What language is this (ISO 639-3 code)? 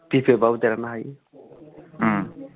brx